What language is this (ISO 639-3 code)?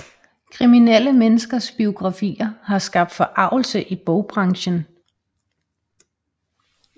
dan